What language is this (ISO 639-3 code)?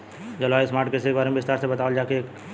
bho